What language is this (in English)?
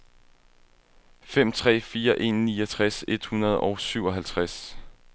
Danish